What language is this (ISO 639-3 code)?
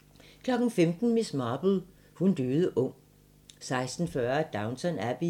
dan